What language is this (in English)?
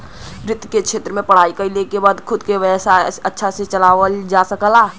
Bhojpuri